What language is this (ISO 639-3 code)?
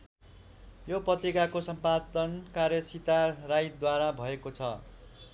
nep